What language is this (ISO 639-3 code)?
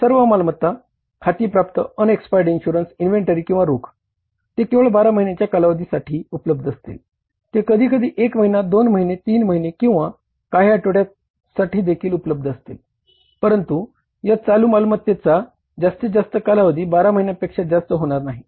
mar